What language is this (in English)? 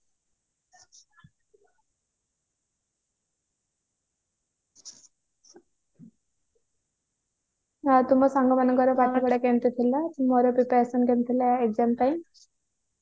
Odia